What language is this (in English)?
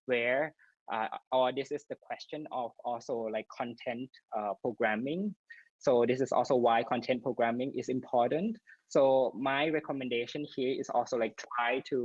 English